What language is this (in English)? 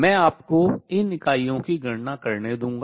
Hindi